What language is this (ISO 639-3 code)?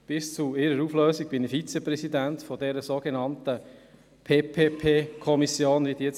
gsw